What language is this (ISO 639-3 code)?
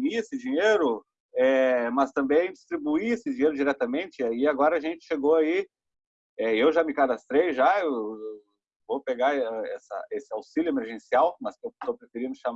por